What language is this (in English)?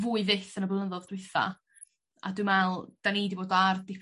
Welsh